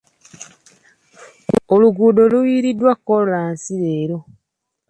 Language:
Ganda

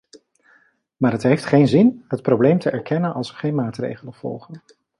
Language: Dutch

